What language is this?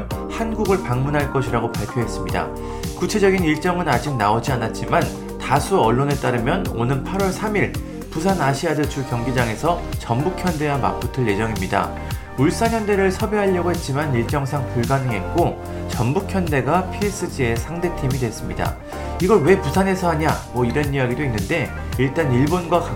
Korean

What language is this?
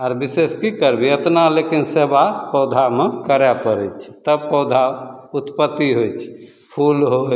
Maithili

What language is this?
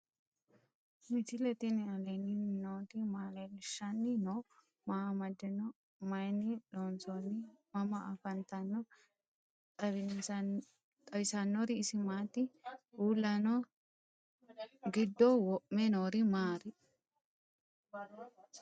Sidamo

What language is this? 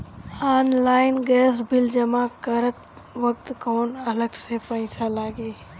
Bhojpuri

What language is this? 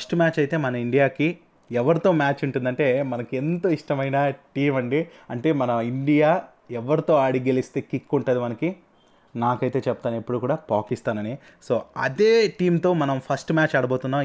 Telugu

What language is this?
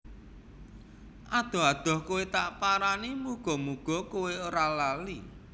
Javanese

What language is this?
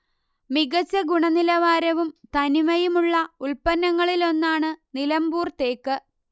Malayalam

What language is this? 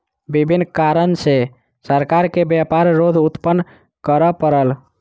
Maithili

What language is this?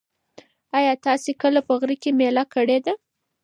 Pashto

